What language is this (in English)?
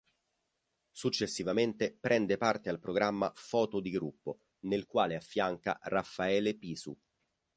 Italian